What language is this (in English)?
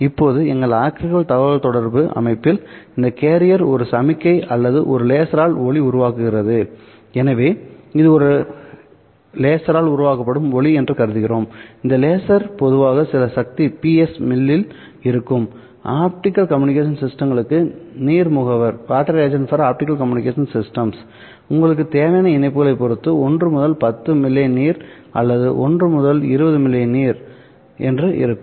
Tamil